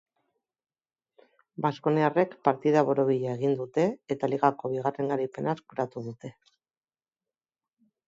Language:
Basque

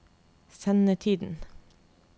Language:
Norwegian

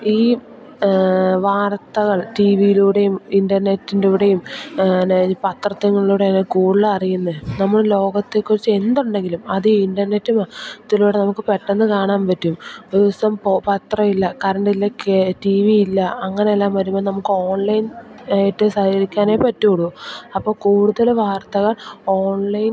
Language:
Malayalam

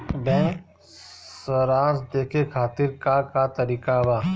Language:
Bhojpuri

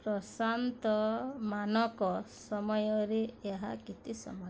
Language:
Odia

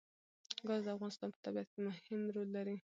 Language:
Pashto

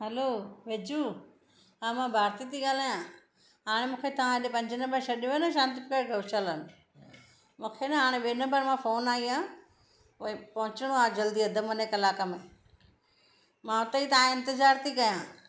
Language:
Sindhi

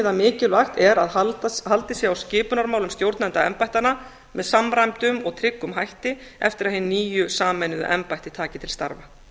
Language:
Icelandic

